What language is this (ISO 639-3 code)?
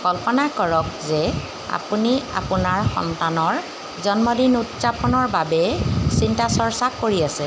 asm